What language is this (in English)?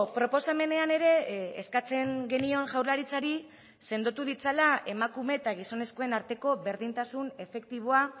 Basque